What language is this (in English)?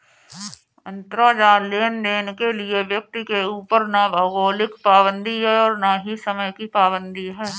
Hindi